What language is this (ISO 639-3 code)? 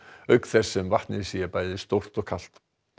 isl